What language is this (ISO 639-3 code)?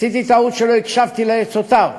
heb